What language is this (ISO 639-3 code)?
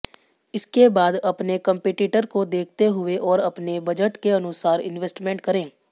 hin